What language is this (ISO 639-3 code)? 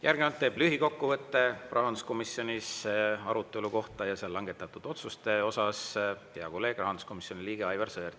est